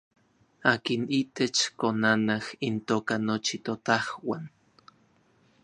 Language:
Orizaba Nahuatl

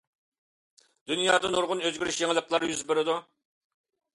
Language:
Uyghur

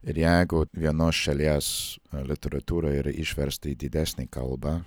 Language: Lithuanian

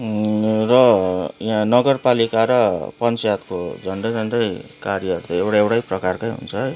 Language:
Nepali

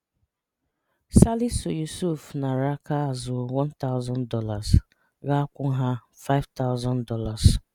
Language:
Igbo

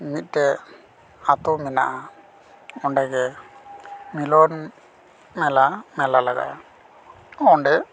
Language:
Santali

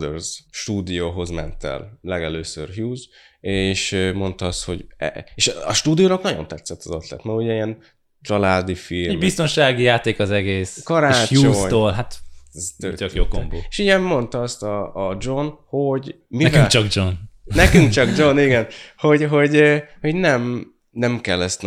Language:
Hungarian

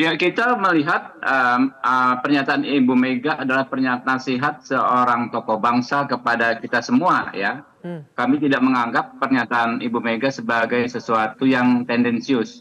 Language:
Indonesian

